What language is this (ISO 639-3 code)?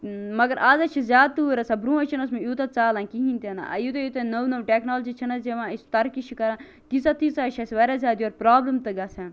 kas